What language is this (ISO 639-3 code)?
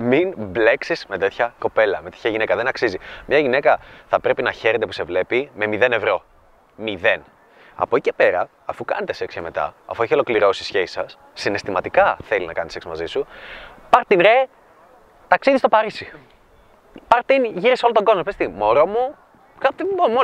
ell